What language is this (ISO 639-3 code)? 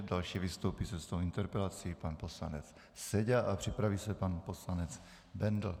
ces